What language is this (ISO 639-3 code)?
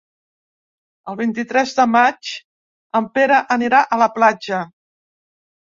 cat